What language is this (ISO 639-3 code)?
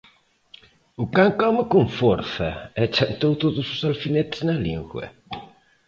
glg